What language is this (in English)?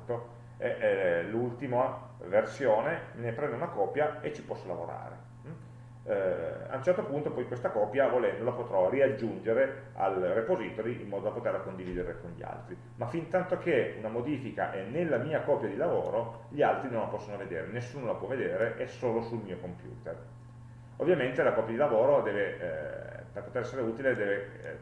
Italian